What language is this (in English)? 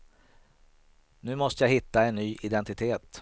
Swedish